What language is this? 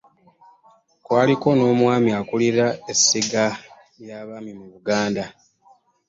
Ganda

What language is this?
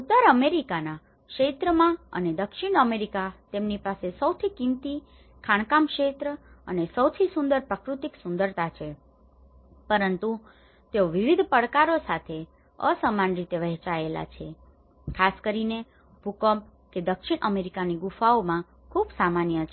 Gujarati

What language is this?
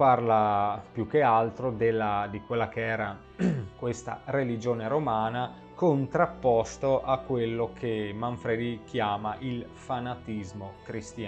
Italian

